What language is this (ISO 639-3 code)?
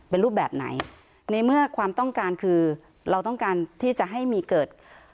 tha